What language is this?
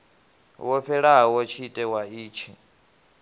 Venda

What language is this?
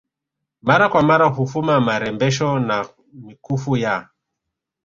Swahili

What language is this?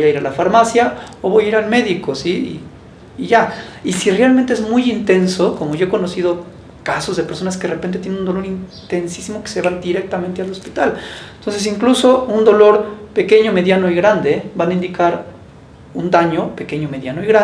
Spanish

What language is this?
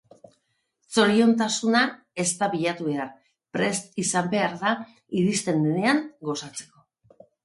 Basque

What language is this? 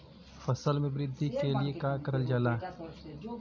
Bhojpuri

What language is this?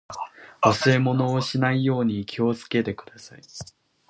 Japanese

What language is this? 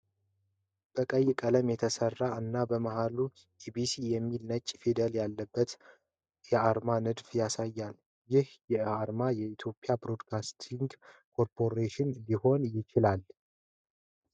Amharic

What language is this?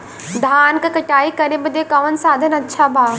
Bhojpuri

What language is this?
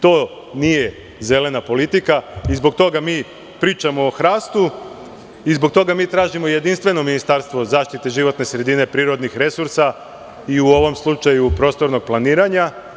Serbian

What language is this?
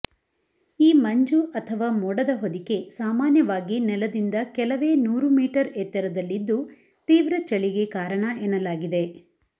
Kannada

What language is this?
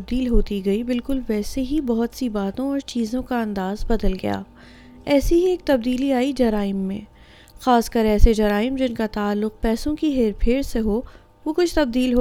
Urdu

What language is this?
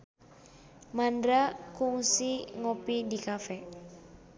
Sundanese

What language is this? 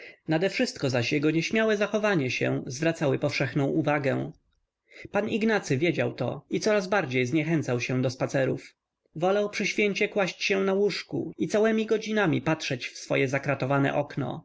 Polish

